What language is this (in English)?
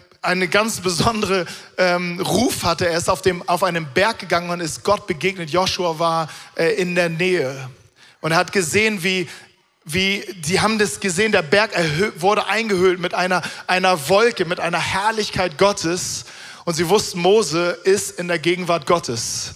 German